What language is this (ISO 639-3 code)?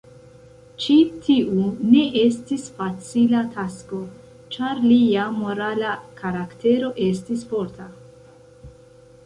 epo